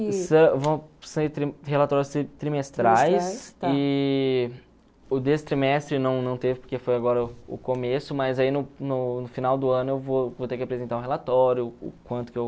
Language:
Portuguese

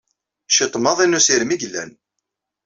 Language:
Kabyle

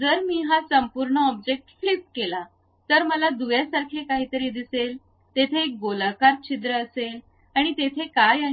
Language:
Marathi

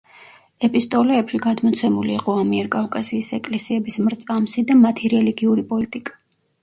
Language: Georgian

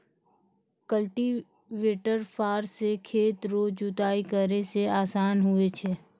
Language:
Maithili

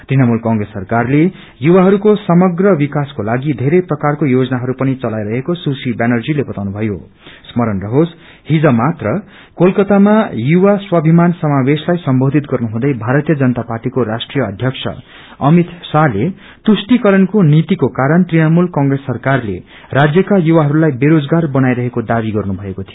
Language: Nepali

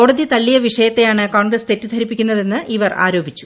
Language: Malayalam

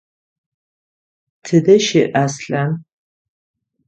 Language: Adyghe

